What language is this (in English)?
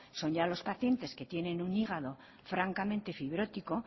Spanish